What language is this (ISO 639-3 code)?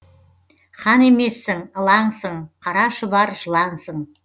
kaz